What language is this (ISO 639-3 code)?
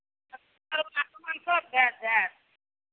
mai